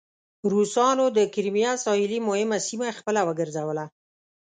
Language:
Pashto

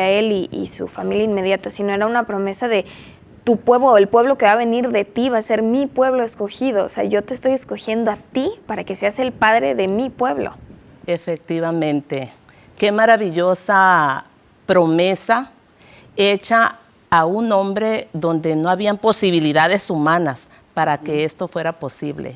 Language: Spanish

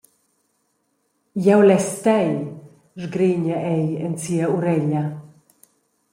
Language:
Romansh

